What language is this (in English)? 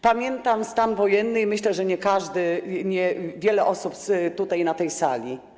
Polish